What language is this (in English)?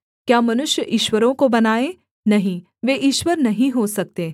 Hindi